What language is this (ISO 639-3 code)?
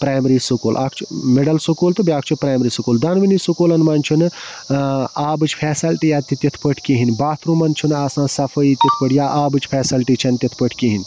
kas